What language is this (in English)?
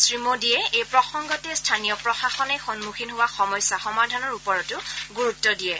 Assamese